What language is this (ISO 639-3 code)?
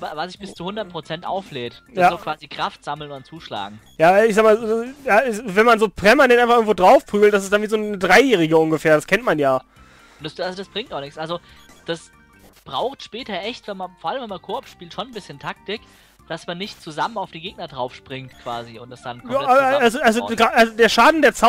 deu